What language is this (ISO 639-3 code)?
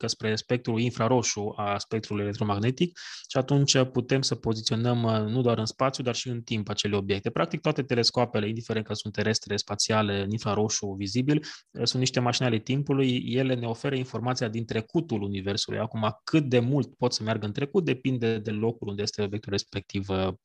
ron